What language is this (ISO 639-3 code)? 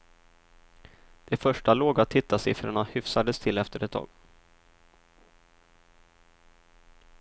swe